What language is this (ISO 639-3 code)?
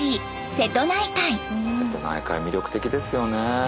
jpn